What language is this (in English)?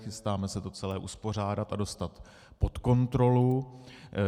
Czech